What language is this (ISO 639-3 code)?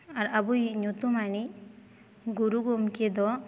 sat